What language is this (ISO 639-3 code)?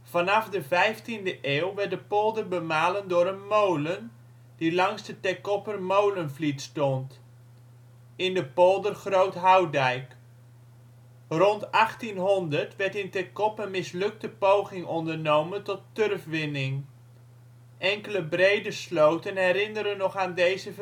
nld